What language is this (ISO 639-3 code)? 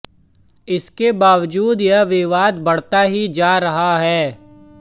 hin